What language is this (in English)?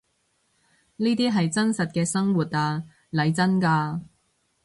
Cantonese